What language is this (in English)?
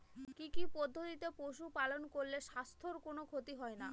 Bangla